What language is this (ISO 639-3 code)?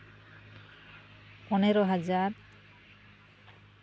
sat